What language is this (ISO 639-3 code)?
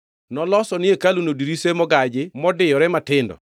luo